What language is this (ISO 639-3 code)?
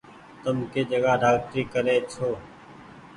gig